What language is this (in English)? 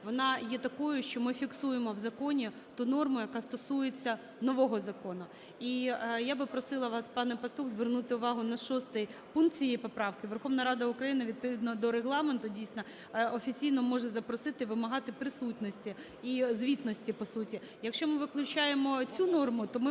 Ukrainian